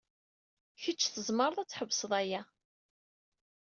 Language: Kabyle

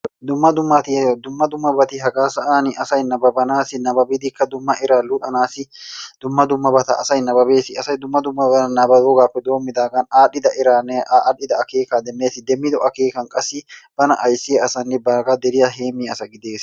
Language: Wolaytta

